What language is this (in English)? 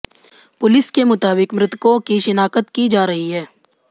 Hindi